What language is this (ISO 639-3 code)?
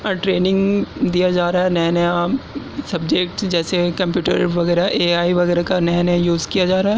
urd